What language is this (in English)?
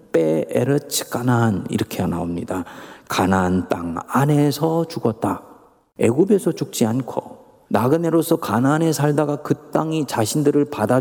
Korean